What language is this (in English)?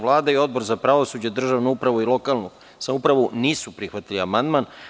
Serbian